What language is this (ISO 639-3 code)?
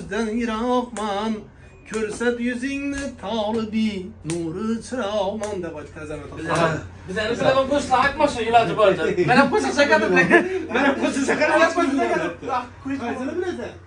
tur